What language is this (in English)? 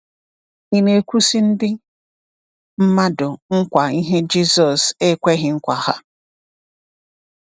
Igbo